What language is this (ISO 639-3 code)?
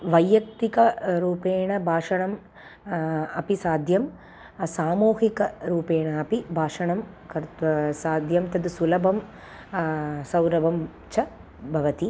san